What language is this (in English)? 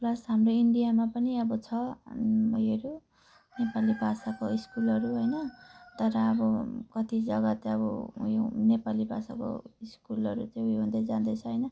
Nepali